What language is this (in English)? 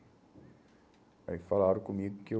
Portuguese